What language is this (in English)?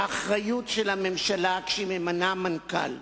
Hebrew